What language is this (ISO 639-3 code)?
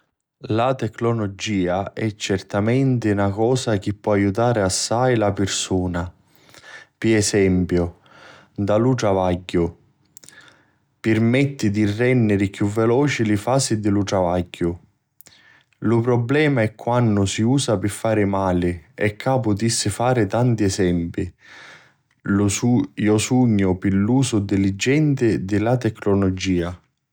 scn